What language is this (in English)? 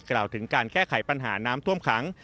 Thai